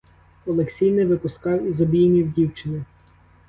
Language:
Ukrainian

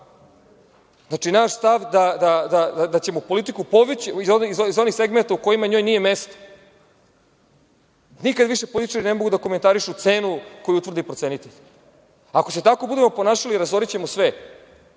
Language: Serbian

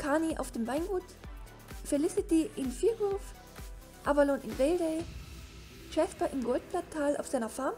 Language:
German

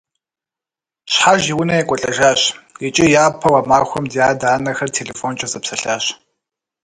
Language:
Kabardian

